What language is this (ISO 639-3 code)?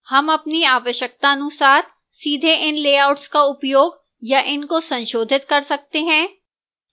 hin